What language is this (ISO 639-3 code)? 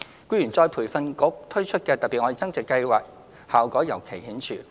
yue